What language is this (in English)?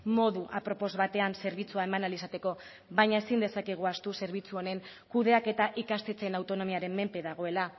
Basque